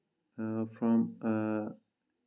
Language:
Kashmiri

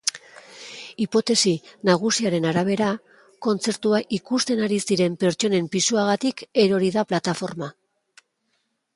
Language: Basque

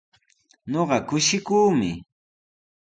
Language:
Sihuas Ancash Quechua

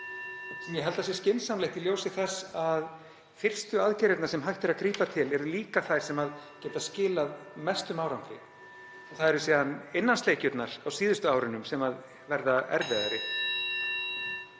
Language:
Icelandic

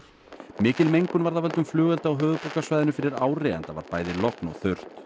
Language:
Icelandic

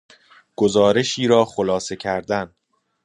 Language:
Persian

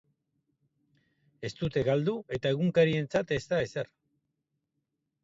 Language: Basque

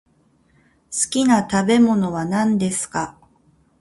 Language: Japanese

